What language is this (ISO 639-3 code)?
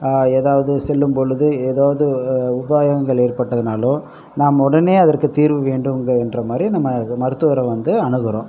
tam